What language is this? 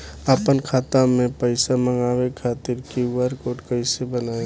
Bhojpuri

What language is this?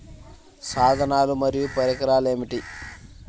Telugu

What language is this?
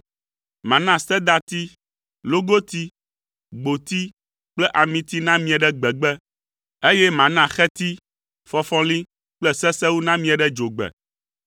Ewe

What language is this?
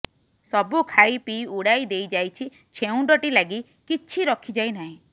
Odia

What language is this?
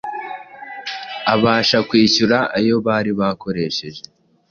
Kinyarwanda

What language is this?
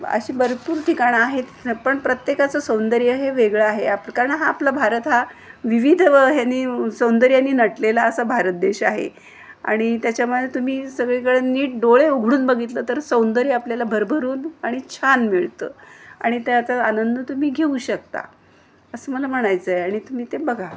Marathi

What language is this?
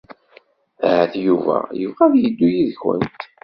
Kabyle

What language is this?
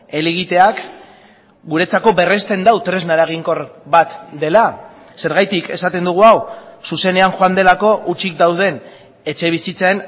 Basque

